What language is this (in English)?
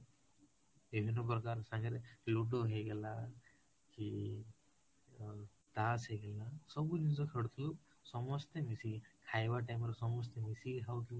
Odia